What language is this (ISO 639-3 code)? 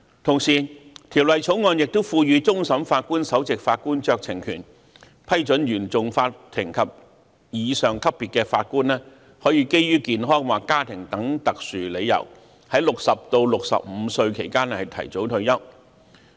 yue